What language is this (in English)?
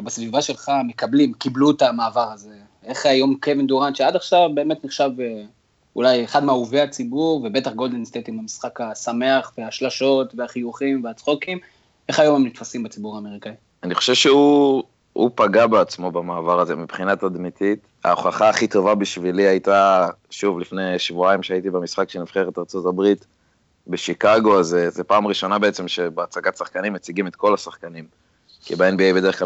Hebrew